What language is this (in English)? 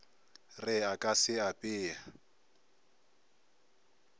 Northern Sotho